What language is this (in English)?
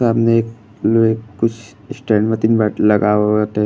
Bhojpuri